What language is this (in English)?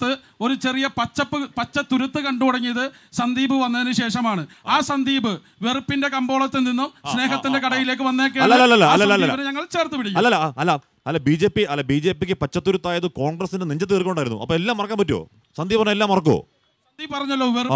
Malayalam